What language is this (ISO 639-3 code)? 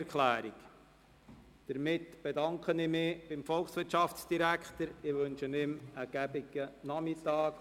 gsw